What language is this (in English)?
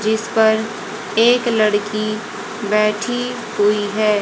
Hindi